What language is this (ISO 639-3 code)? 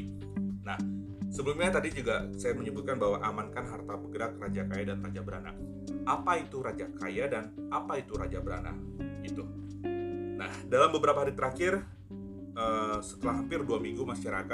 ind